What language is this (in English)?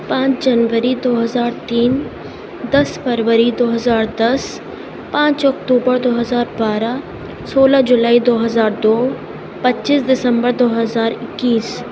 Urdu